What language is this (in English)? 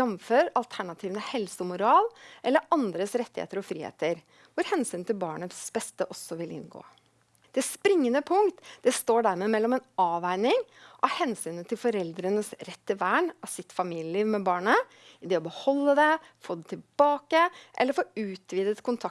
Norwegian